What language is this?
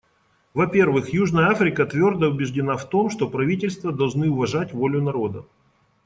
Russian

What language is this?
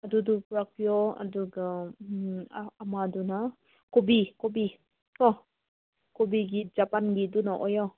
Manipuri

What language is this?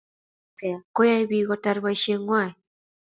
Kalenjin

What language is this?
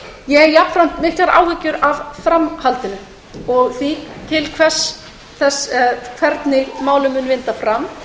Icelandic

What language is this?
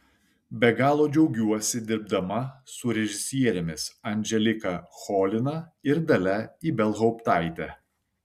Lithuanian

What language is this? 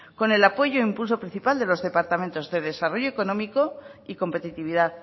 Spanish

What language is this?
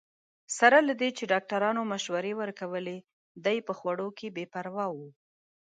Pashto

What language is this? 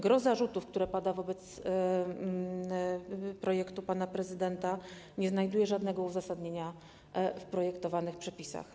Polish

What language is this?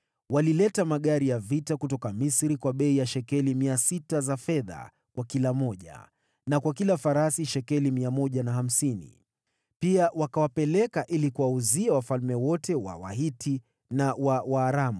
Swahili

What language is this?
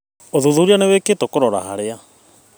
Kikuyu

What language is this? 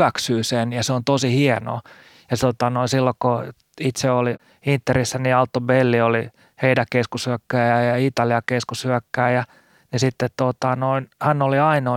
Finnish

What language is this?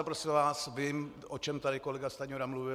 Czech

